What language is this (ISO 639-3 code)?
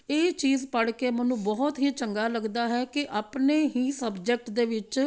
pan